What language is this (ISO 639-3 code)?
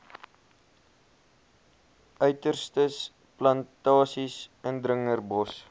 afr